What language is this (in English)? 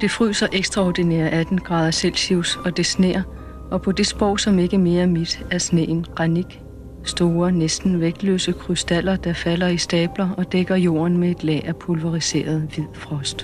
Danish